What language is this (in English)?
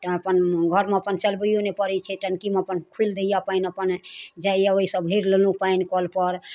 Maithili